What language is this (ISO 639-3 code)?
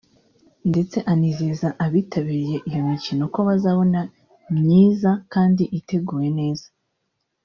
kin